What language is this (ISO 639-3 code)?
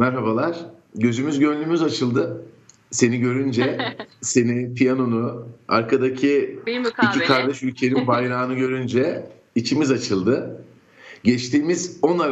tur